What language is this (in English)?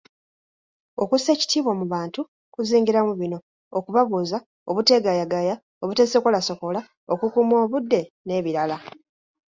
Ganda